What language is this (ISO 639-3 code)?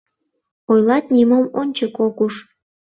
chm